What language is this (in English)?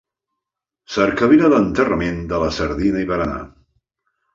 Catalan